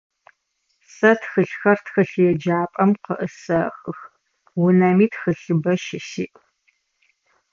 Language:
Adyghe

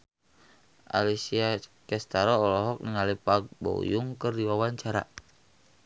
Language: Sundanese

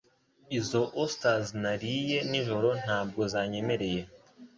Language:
Kinyarwanda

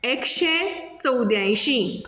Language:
Konkani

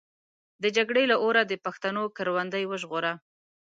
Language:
Pashto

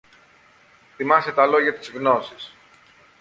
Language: Greek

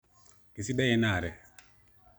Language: Masai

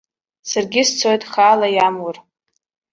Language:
Abkhazian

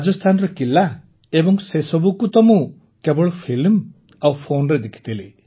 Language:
Odia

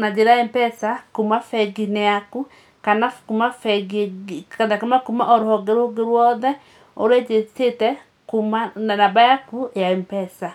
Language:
Kikuyu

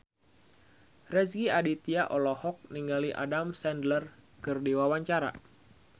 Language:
Sundanese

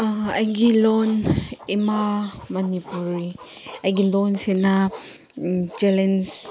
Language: Manipuri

